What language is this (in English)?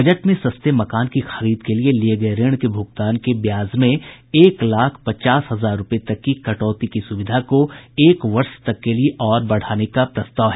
Hindi